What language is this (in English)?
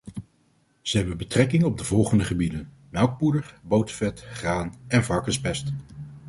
Dutch